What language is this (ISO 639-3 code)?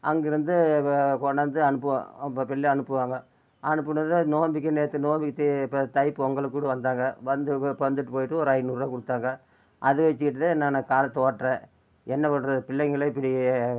tam